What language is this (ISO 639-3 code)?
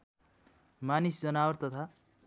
nep